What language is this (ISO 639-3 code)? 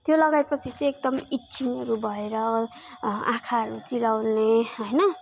nep